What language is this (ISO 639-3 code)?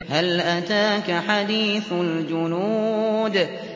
ara